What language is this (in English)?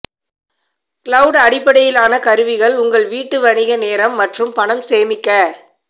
Tamil